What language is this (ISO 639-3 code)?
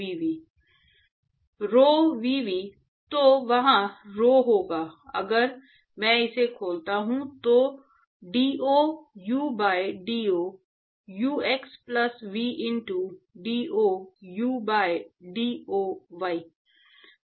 hin